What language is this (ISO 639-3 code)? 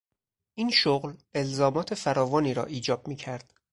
fas